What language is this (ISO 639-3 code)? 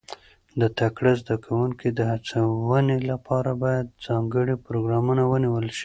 pus